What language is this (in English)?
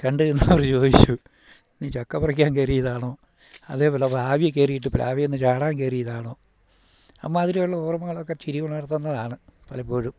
Malayalam